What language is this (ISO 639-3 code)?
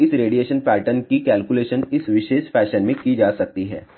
hin